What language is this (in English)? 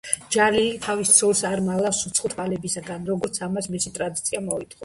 Georgian